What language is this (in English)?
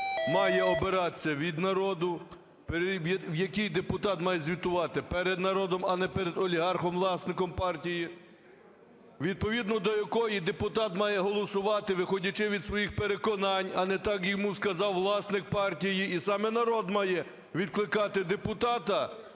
Ukrainian